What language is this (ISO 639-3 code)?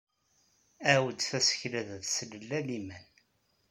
kab